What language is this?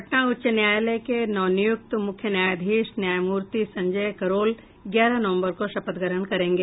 Hindi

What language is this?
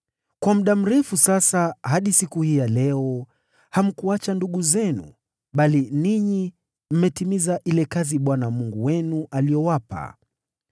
Swahili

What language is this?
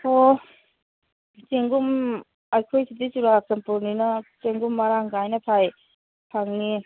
Manipuri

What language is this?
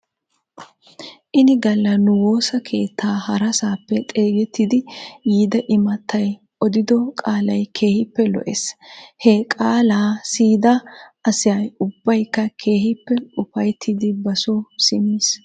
Wolaytta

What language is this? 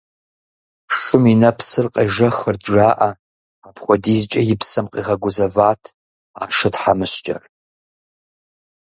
Kabardian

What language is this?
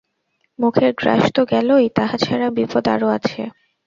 Bangla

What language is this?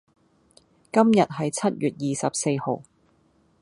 Cantonese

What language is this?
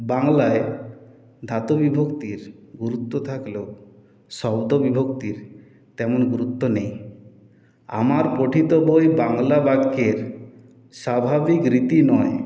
Bangla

